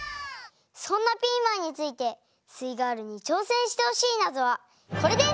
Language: Japanese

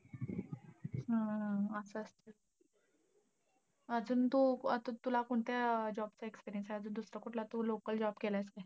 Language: Marathi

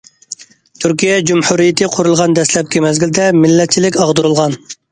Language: Uyghur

